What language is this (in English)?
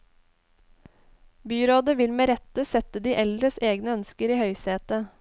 Norwegian